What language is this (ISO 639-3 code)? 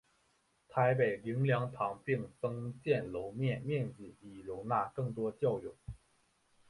zho